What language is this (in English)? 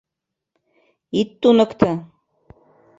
Mari